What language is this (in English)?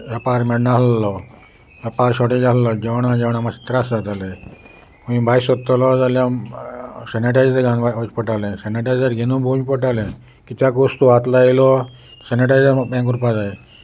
Konkani